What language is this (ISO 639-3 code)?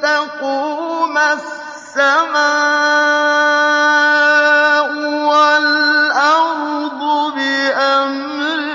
ara